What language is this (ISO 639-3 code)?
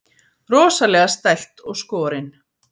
isl